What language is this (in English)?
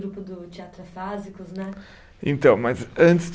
Portuguese